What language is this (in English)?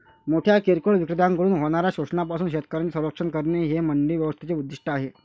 Marathi